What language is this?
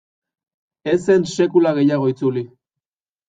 Basque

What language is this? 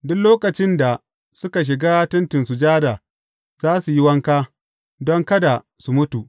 Hausa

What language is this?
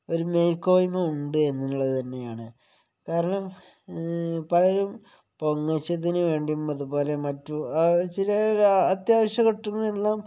Malayalam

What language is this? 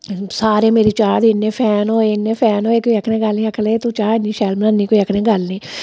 Dogri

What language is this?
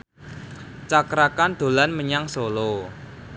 Javanese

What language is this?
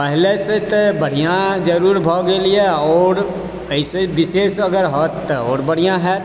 Maithili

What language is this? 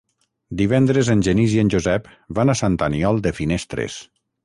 Catalan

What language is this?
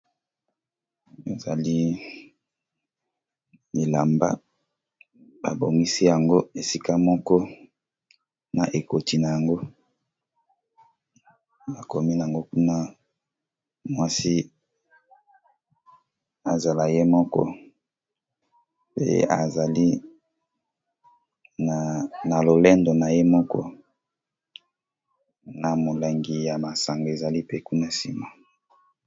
Lingala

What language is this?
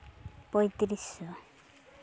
Santali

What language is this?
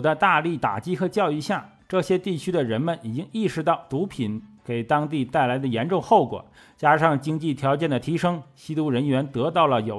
Chinese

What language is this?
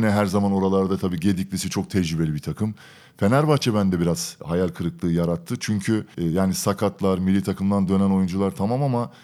Turkish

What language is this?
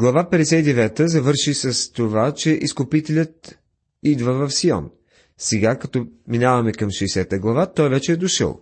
Bulgarian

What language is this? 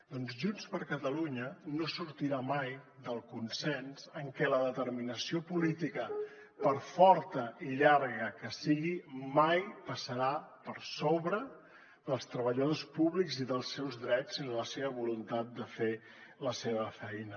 Catalan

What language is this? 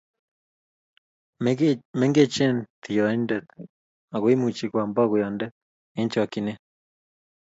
Kalenjin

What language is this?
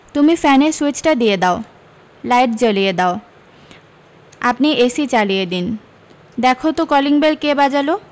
Bangla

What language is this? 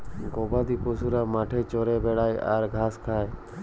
Bangla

